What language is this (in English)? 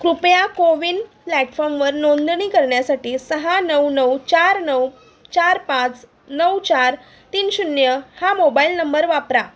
Marathi